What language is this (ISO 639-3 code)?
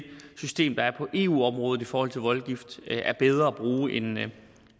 dan